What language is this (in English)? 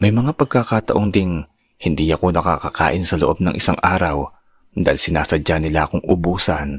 Filipino